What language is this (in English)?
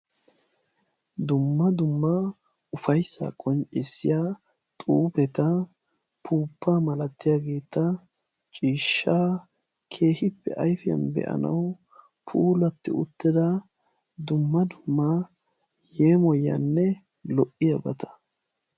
Wolaytta